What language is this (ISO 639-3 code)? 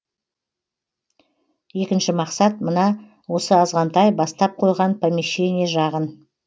kaz